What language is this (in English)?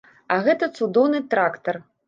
Belarusian